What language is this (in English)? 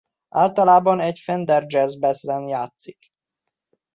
Hungarian